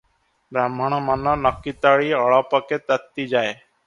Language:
Odia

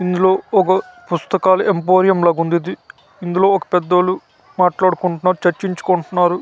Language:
Telugu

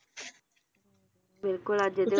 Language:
Punjabi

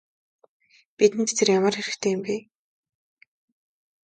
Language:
Mongolian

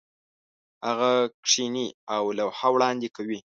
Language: Pashto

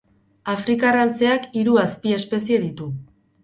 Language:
Basque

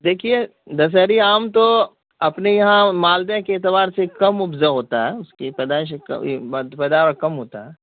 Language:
Urdu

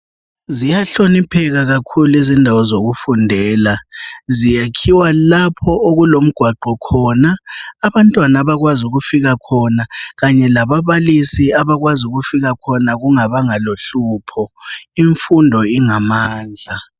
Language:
North Ndebele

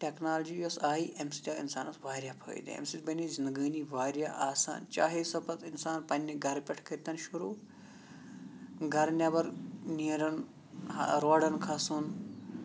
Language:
Kashmiri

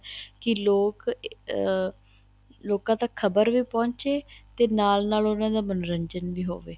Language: Punjabi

